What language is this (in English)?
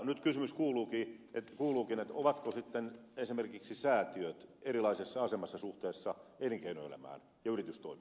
Finnish